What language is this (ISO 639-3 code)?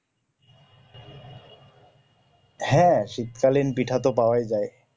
ben